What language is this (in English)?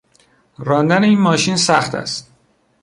Persian